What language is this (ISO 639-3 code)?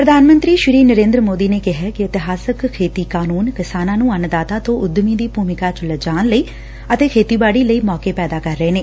pan